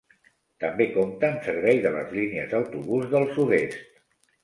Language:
Catalan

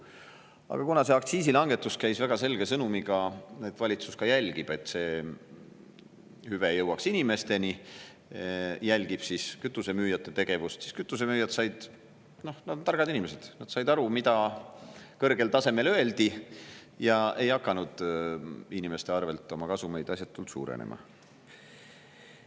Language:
Estonian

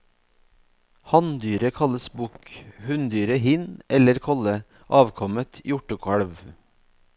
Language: Norwegian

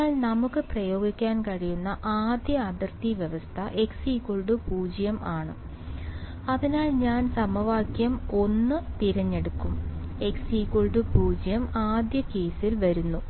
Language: Malayalam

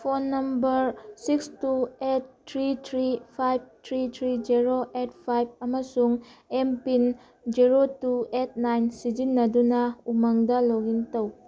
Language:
Manipuri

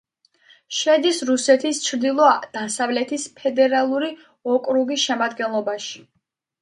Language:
Georgian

